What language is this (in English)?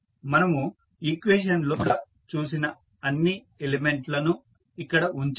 Telugu